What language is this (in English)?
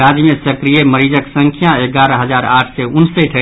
Maithili